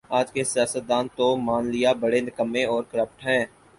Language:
Urdu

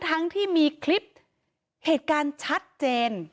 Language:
Thai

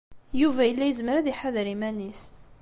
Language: Kabyle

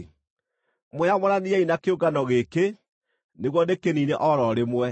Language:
Kikuyu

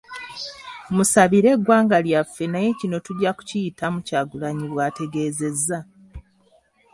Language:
Ganda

